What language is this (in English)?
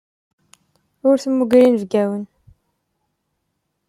Kabyle